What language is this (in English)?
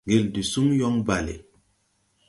Tupuri